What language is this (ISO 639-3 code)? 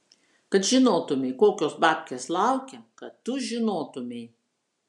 lit